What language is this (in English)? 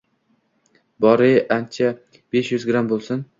Uzbek